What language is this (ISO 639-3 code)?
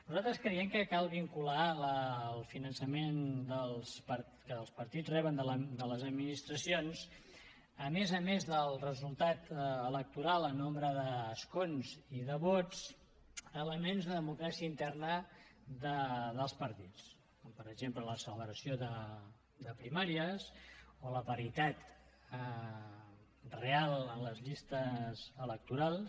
cat